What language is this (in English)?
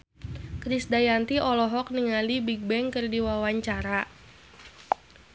Sundanese